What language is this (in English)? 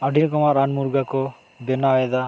Santali